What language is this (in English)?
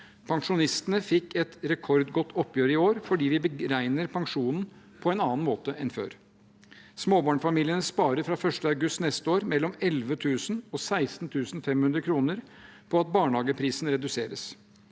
Norwegian